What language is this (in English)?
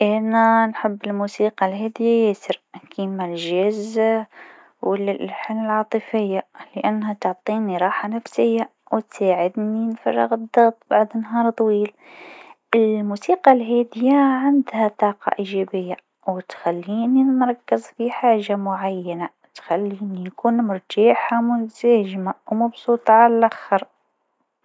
Tunisian Arabic